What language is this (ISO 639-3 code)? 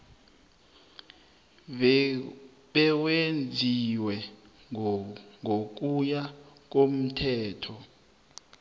nbl